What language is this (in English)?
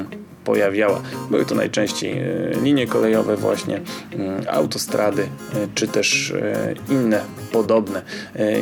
Polish